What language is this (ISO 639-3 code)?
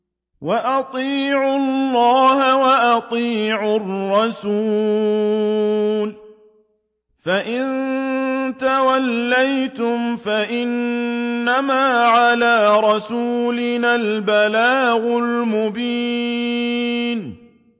ara